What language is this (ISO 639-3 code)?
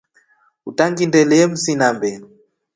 rof